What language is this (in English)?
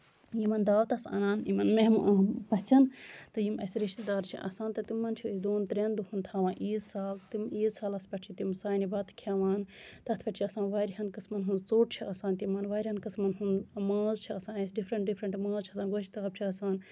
Kashmiri